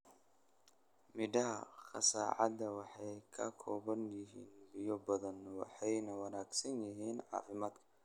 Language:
Somali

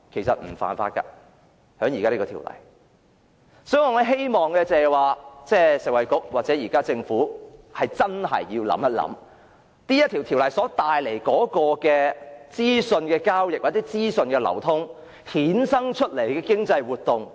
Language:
Cantonese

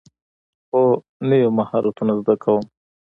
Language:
Pashto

